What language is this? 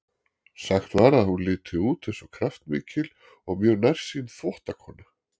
Icelandic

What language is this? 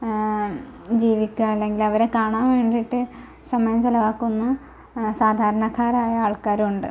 Malayalam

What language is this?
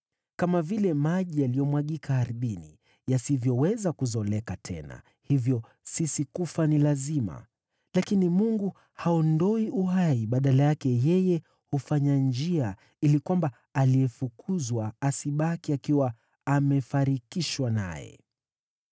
Swahili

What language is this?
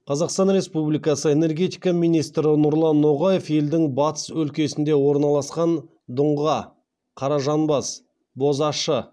Kazakh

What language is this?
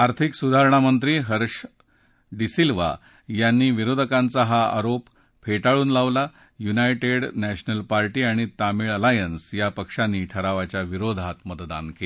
Marathi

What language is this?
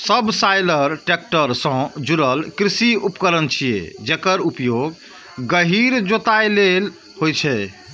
Maithili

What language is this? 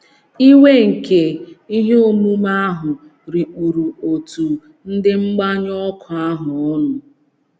Igbo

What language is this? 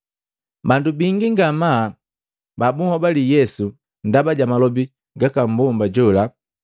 Matengo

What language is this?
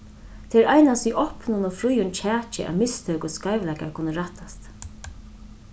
Faroese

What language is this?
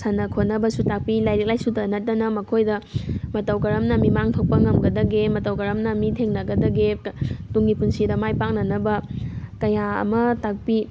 Manipuri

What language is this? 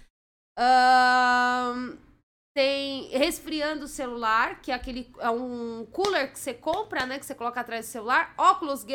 Portuguese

